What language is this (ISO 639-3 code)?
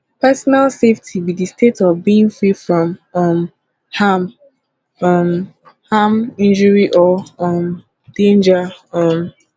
pcm